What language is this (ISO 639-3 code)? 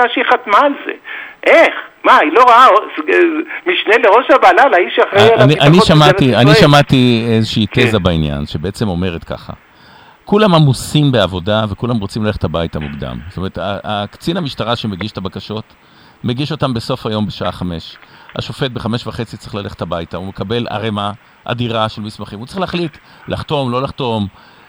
heb